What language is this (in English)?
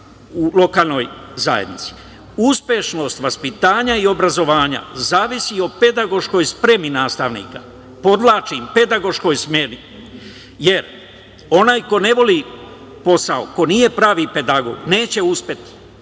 Serbian